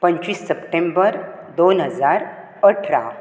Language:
Konkani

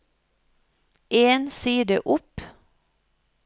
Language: Norwegian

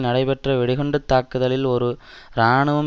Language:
Tamil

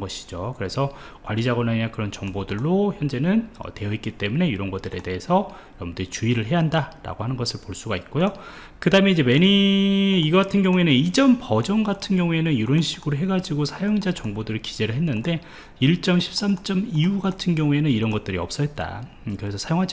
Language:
Korean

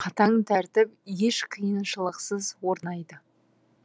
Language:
Kazakh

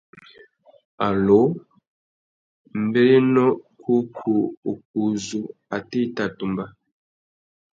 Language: Tuki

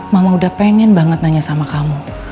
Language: Indonesian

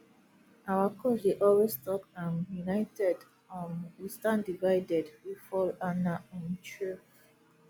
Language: Nigerian Pidgin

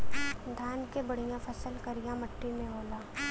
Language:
Bhojpuri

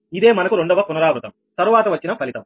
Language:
Telugu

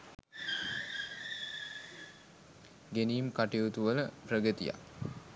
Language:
Sinhala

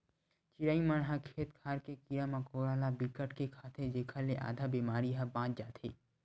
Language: Chhattisgarhi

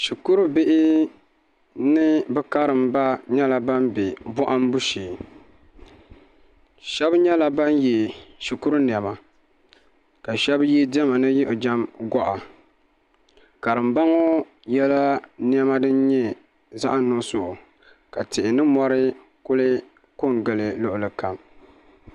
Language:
Dagbani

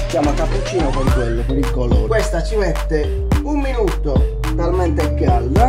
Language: Italian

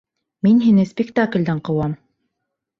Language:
Bashkir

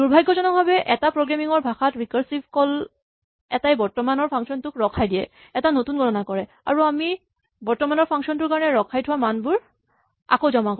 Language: Assamese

